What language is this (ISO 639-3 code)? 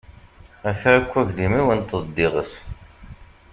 kab